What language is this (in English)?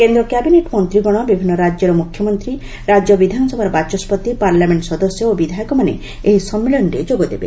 Odia